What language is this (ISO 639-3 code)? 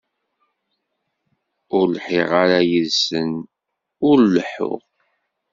kab